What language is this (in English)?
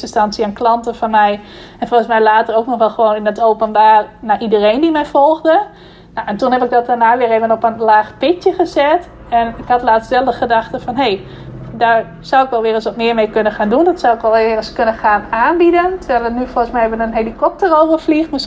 Dutch